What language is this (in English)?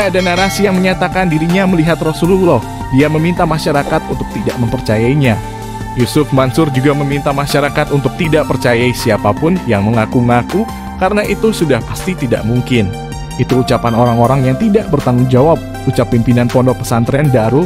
Indonesian